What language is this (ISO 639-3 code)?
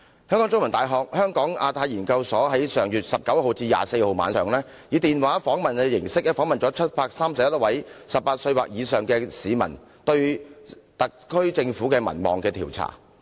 yue